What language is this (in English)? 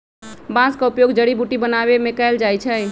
Magahi